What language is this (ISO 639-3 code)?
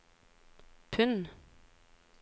nor